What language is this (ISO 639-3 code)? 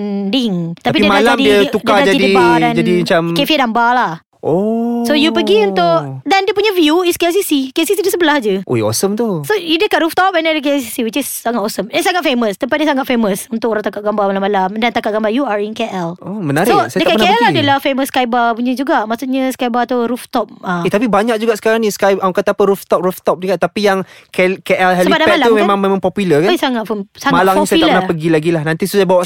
msa